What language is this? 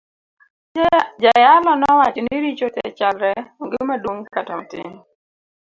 Luo (Kenya and Tanzania)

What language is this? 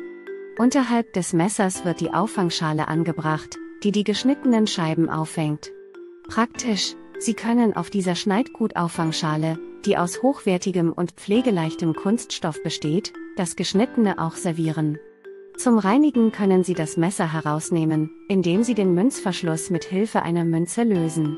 German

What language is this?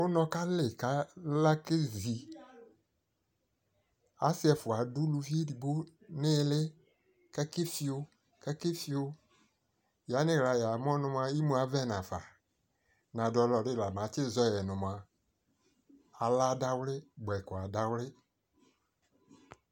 Ikposo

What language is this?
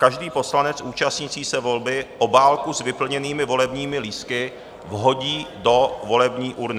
Czech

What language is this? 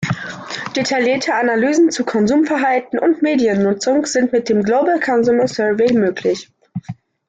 German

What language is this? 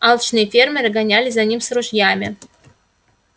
Russian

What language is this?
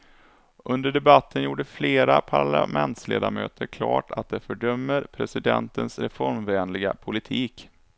Swedish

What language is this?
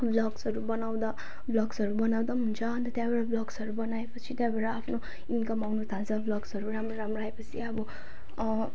Nepali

